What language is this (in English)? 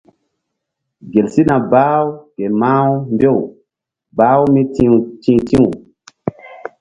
Mbum